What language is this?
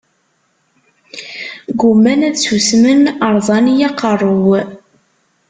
Kabyle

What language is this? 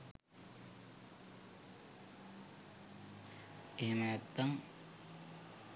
Sinhala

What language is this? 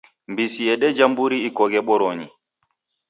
Taita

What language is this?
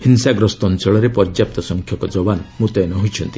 Odia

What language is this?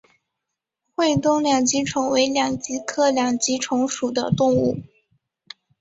Chinese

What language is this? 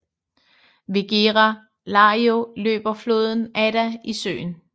Danish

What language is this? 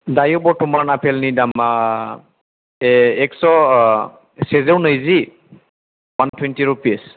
Bodo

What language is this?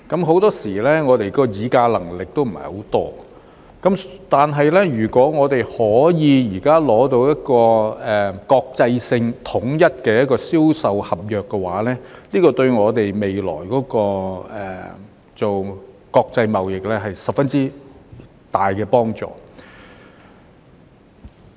Cantonese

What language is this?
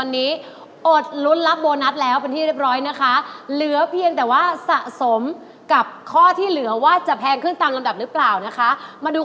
Thai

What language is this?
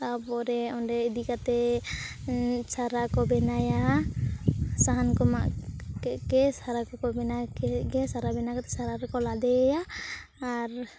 Santali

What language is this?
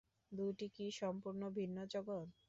Bangla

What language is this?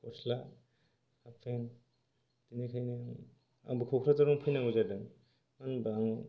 Bodo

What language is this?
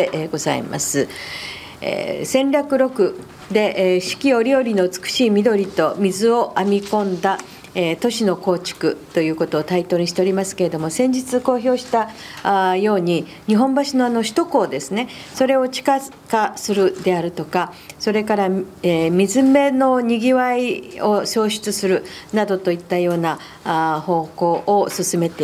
Japanese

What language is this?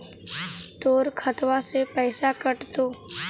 Magahi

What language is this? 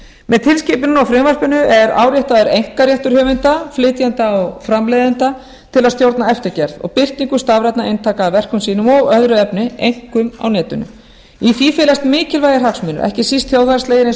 Icelandic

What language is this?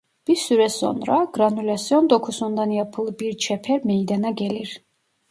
Turkish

